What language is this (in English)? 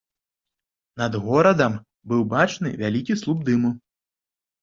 Belarusian